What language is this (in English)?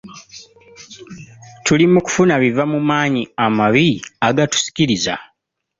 Ganda